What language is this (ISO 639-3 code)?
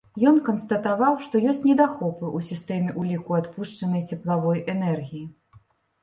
bel